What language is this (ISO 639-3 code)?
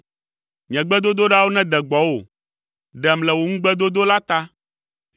ewe